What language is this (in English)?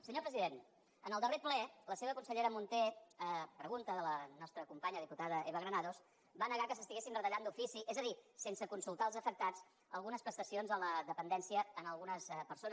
Catalan